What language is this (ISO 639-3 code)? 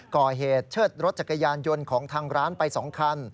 tha